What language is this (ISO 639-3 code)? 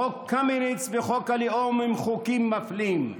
heb